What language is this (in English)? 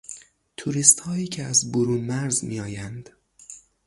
Persian